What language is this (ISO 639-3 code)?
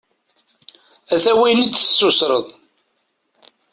kab